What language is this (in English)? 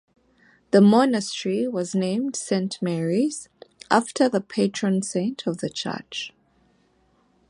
English